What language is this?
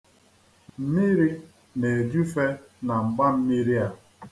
Igbo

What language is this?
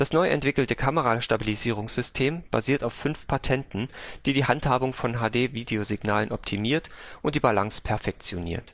German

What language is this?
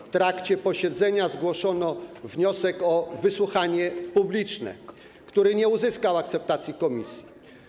Polish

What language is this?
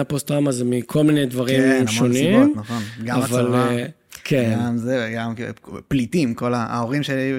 Hebrew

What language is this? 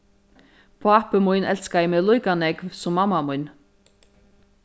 Faroese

